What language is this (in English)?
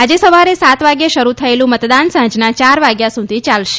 Gujarati